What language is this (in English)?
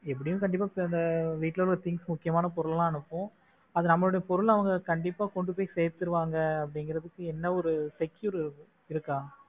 Tamil